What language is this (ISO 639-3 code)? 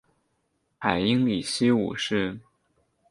zho